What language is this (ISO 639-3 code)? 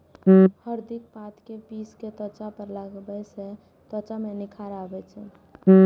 mai